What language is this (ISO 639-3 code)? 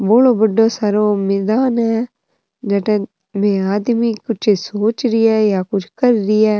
raj